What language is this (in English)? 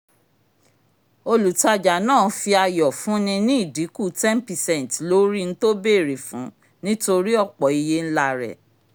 Yoruba